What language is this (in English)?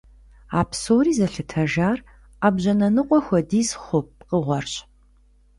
Kabardian